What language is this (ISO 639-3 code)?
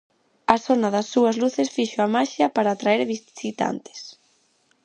glg